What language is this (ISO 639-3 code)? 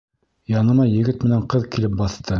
bak